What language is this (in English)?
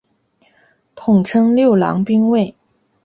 Chinese